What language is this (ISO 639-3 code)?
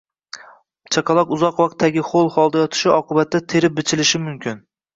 uzb